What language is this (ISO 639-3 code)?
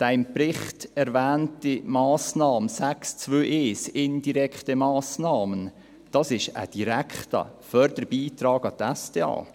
gsw